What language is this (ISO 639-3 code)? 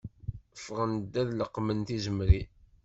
kab